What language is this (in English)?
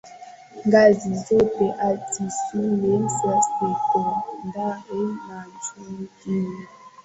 Swahili